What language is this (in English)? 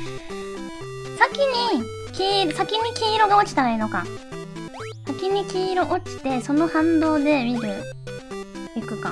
Japanese